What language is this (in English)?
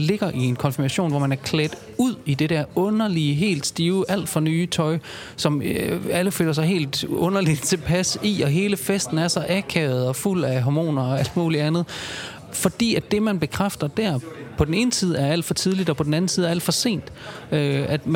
Danish